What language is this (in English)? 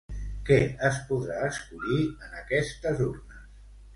Catalan